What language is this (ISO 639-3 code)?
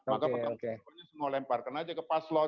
ind